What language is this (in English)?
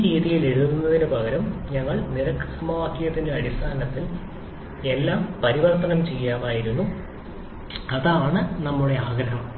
Malayalam